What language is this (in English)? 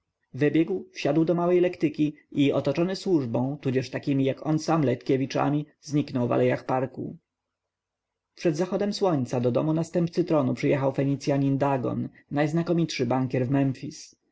Polish